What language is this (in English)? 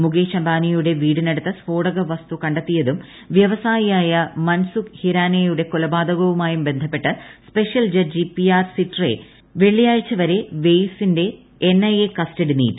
Malayalam